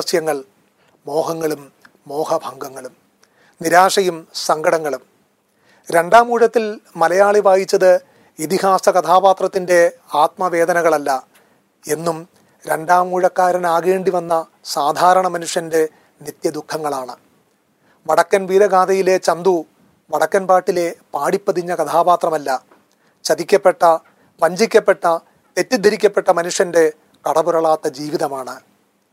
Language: Malayalam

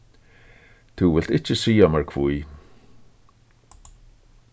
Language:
Faroese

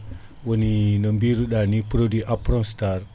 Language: Fula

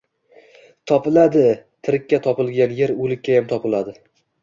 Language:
Uzbek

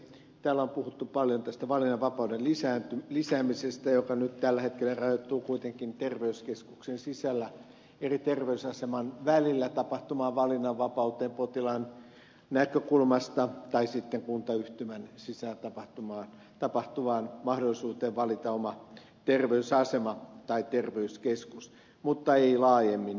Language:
Finnish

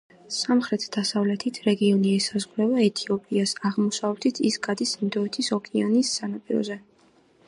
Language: Georgian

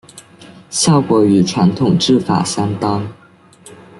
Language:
Chinese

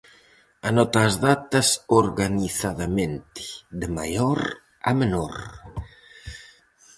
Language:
Galician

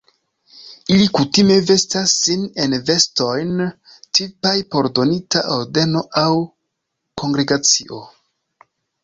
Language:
Esperanto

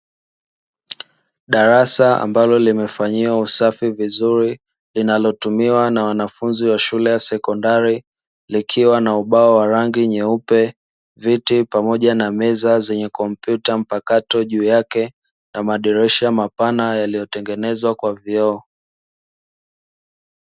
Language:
Swahili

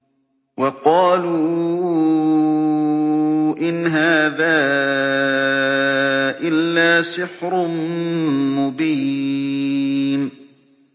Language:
Arabic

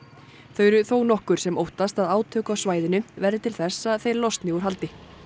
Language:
Icelandic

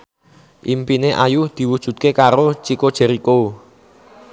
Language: Javanese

